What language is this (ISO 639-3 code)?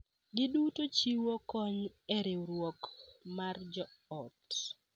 luo